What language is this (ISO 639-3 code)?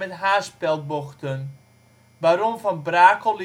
nld